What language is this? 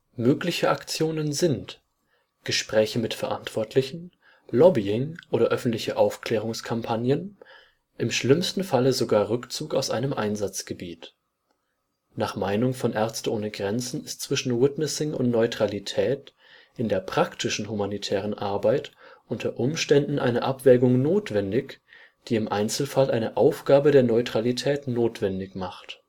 German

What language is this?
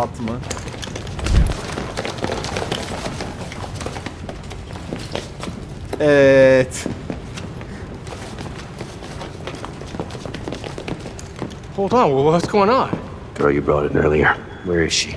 Turkish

